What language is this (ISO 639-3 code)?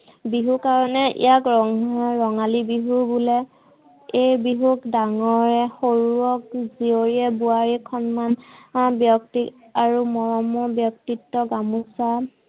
asm